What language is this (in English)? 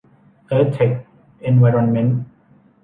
Thai